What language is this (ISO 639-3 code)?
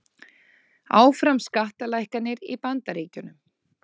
isl